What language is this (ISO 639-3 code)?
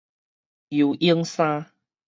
nan